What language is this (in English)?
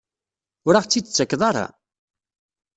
Kabyle